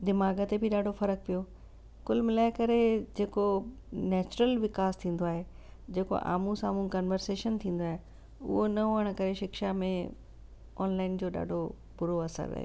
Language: Sindhi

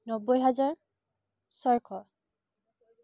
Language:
Assamese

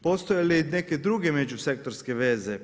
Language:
Croatian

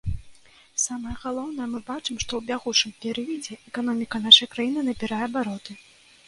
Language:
Belarusian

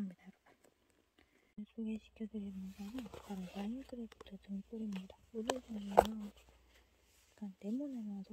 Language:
Korean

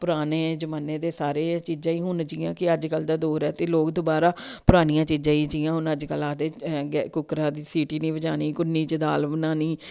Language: Dogri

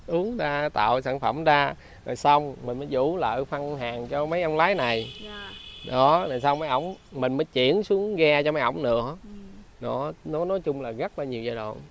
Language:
Vietnamese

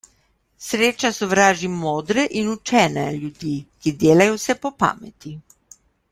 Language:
Slovenian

